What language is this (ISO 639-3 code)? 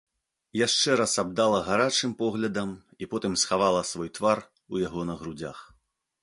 bel